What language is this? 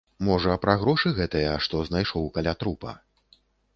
Belarusian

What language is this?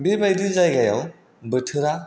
Bodo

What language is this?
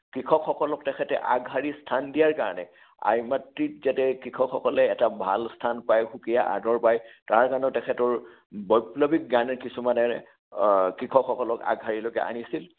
Assamese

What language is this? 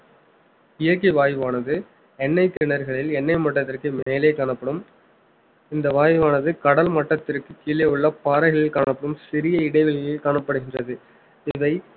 Tamil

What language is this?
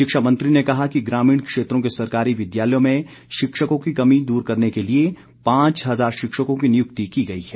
Hindi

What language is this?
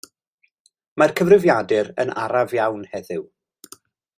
Welsh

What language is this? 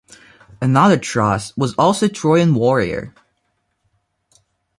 English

